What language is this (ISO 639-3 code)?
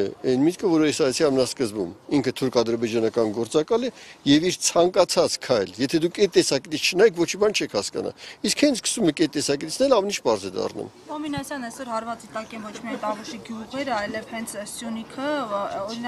tur